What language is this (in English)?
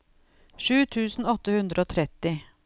Norwegian